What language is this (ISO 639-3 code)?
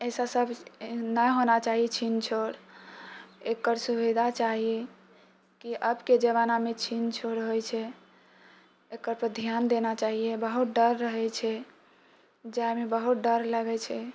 mai